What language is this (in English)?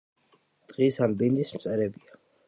Georgian